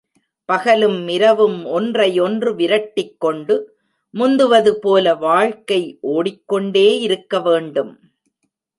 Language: Tamil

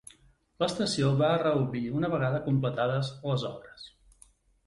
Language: Catalan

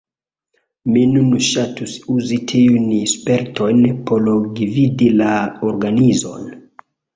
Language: Esperanto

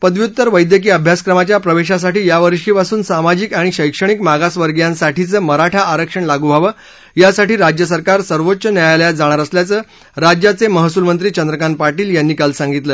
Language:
Marathi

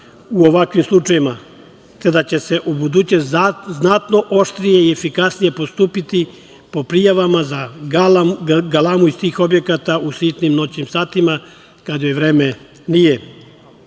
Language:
Serbian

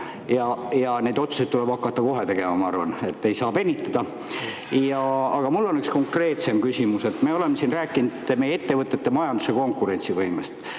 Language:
Estonian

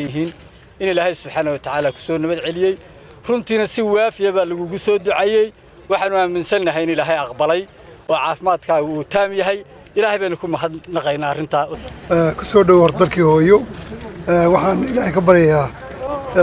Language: Arabic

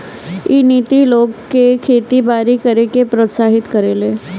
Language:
Bhojpuri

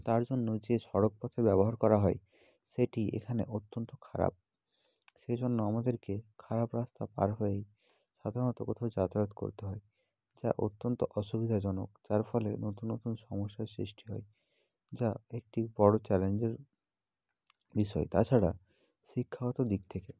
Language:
Bangla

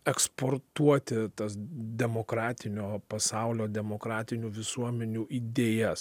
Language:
Lithuanian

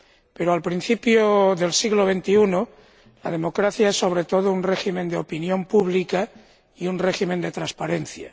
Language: Spanish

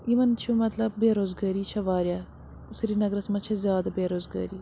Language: Kashmiri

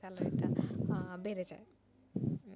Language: Bangla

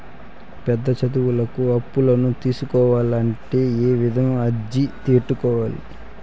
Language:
Telugu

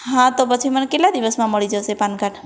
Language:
Gujarati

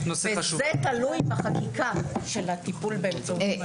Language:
Hebrew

